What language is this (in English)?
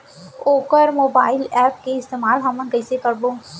Chhattisgarhi